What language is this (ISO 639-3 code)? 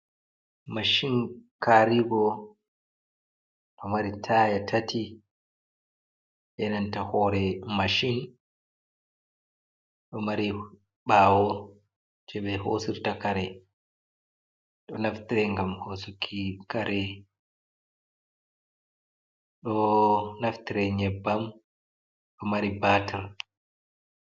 ful